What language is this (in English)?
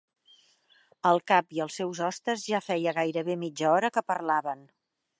Catalan